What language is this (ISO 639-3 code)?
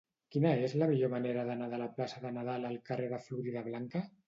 cat